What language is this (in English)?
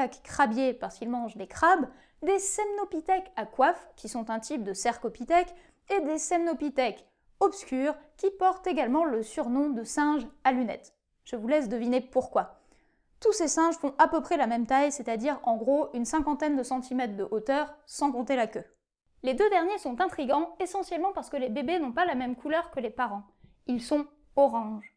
French